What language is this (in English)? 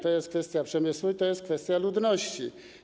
Polish